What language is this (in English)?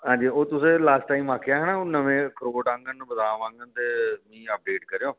Dogri